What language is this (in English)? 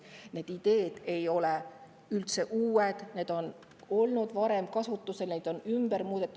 Estonian